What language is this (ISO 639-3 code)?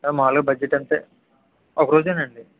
tel